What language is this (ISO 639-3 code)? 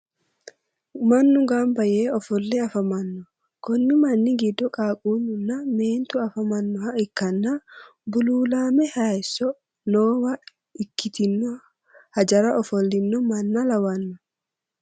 sid